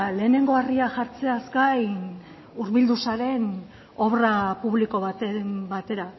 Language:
Basque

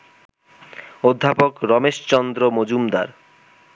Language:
Bangla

